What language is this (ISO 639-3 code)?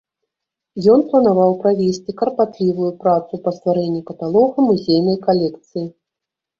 bel